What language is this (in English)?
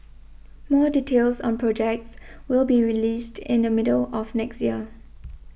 English